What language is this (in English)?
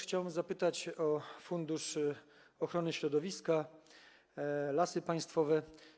Polish